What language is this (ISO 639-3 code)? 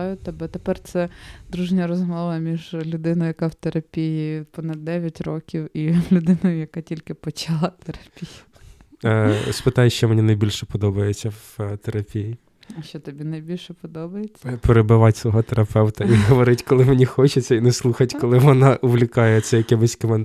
ukr